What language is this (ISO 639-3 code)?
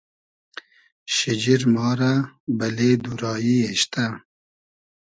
haz